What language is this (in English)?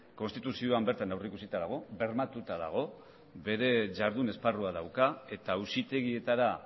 Basque